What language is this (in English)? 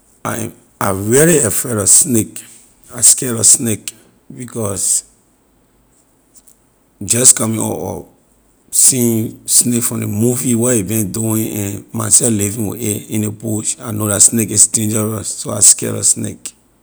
Liberian English